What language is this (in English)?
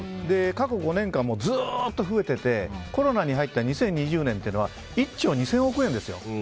Japanese